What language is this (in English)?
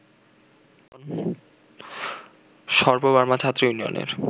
Bangla